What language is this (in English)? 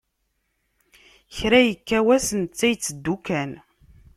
Kabyle